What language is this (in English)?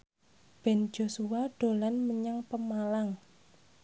Javanese